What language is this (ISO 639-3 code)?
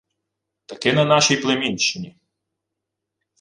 ukr